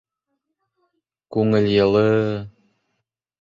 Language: Bashkir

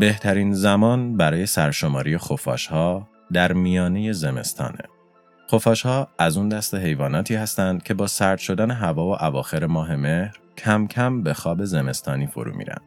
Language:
Persian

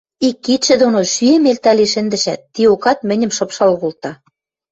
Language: Western Mari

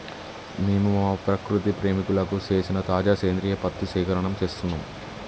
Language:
Telugu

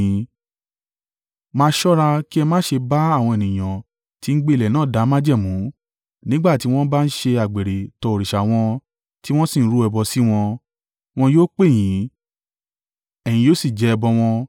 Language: Yoruba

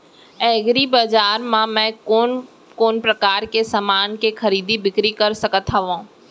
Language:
Chhattisgarhi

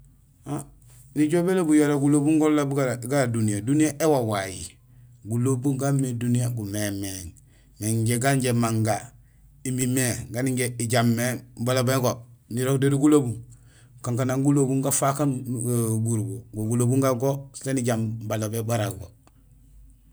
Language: Gusilay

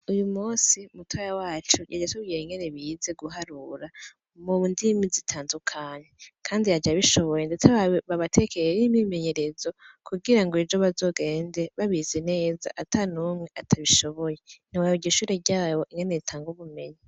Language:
Rundi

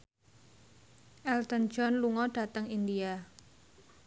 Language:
Javanese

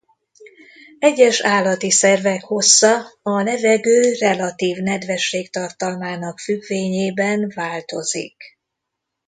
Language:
Hungarian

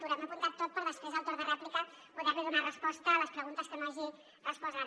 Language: Catalan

